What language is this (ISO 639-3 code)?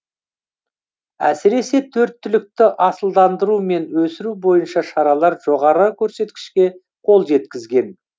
kaz